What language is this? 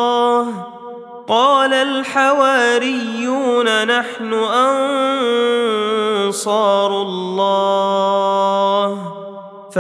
Arabic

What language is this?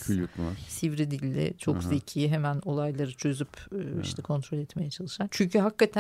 Turkish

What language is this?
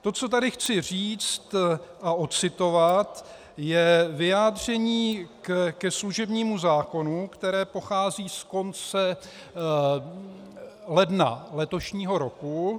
Czech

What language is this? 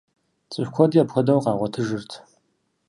Kabardian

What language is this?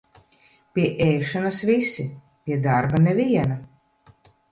Latvian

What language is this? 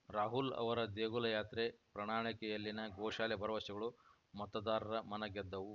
Kannada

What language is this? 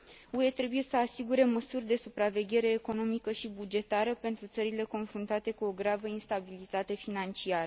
Romanian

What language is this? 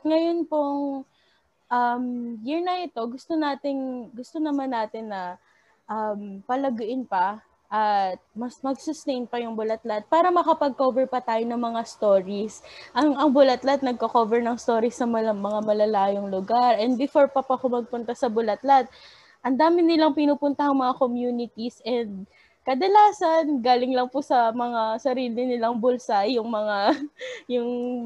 Filipino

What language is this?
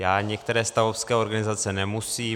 Czech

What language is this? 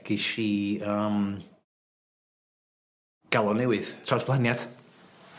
Welsh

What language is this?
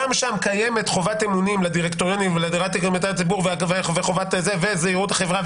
Hebrew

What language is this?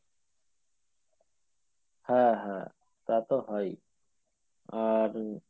Bangla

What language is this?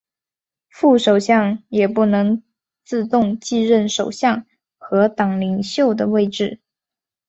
Chinese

